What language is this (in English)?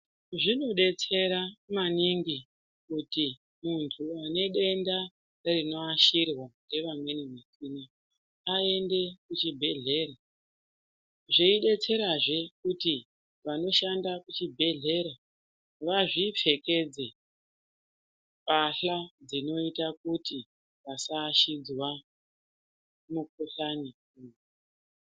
Ndau